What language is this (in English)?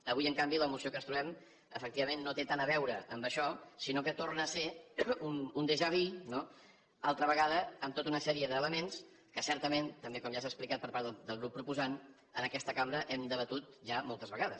Catalan